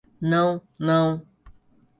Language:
Portuguese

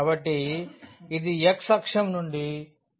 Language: Telugu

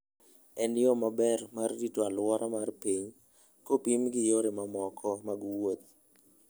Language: Luo (Kenya and Tanzania)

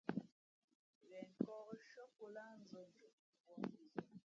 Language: Fe'fe'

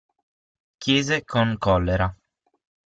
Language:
Italian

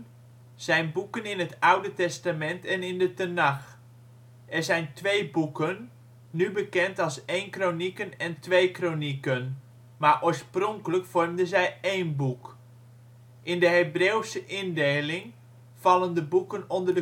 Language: Dutch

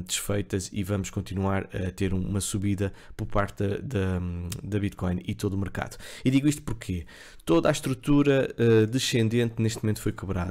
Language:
Portuguese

